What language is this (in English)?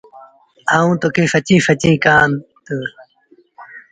Sindhi Bhil